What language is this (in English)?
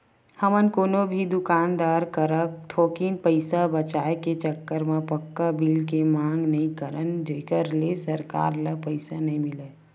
Chhattisgarhi